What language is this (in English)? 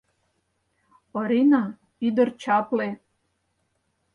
Mari